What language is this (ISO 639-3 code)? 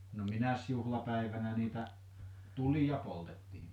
fin